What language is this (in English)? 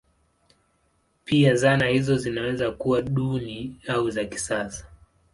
Swahili